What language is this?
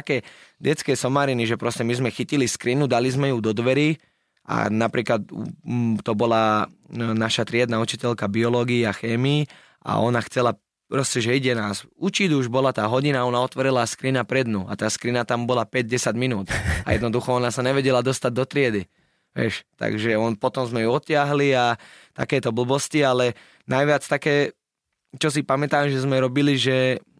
Slovak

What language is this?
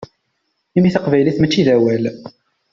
Kabyle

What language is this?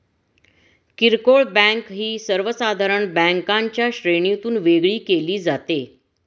Marathi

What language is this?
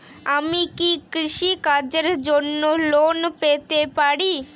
Bangla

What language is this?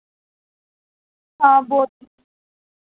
Dogri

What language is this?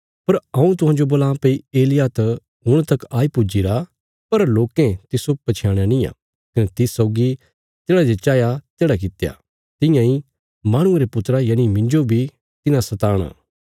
Bilaspuri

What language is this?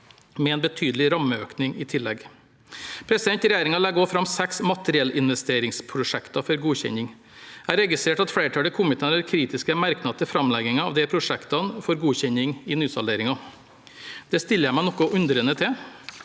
Norwegian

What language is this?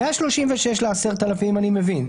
Hebrew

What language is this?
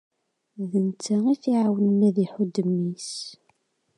Kabyle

